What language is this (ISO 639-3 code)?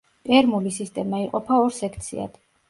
kat